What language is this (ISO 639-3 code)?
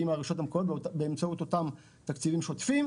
heb